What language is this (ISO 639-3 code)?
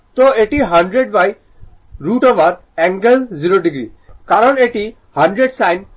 ben